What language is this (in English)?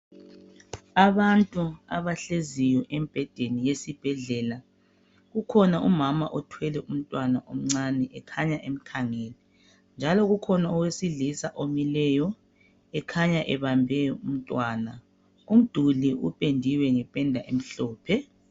North Ndebele